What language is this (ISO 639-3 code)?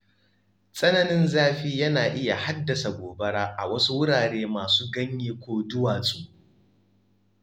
hau